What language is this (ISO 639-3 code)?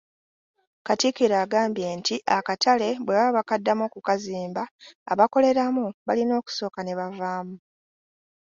lug